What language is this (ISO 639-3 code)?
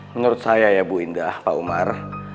ind